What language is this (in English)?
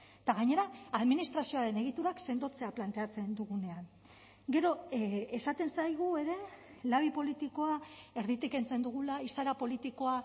Basque